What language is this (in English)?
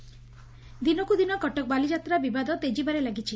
Odia